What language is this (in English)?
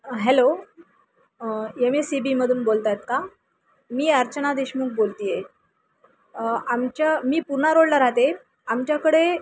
Marathi